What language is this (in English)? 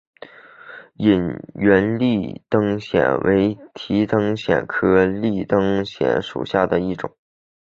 Chinese